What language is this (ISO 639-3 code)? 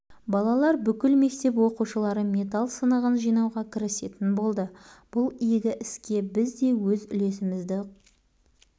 kaz